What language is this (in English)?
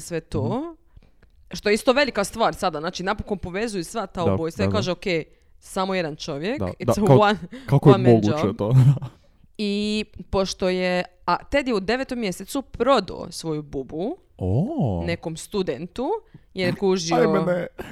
Croatian